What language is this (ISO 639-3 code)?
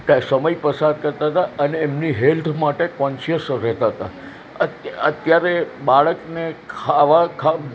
guj